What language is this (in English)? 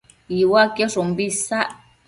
Matsés